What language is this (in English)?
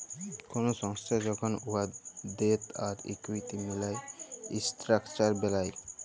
Bangla